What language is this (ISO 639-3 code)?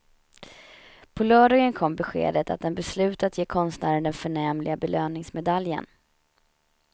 swe